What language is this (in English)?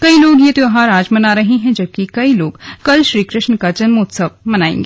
Hindi